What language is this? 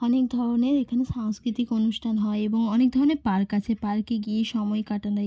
Bangla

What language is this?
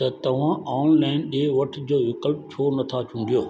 Sindhi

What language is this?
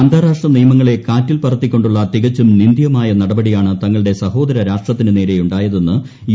Malayalam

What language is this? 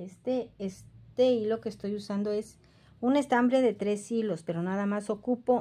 Spanish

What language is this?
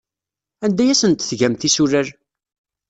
Kabyle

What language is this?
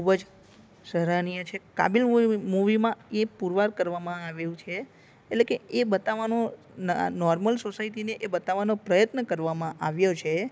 Gujarati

